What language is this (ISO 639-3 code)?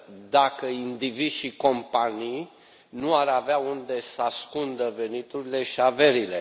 ron